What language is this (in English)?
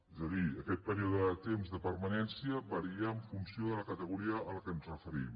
Catalan